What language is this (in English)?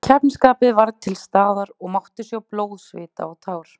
Icelandic